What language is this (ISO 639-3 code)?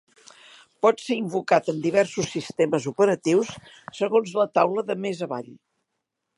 cat